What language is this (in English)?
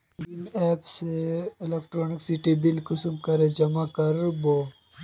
Magahi